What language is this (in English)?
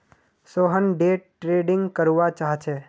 Magahi